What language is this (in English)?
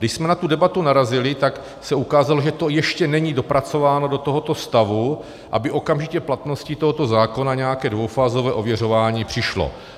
Czech